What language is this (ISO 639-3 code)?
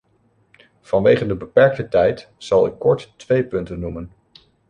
nld